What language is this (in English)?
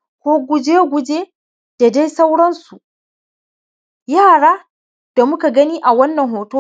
Hausa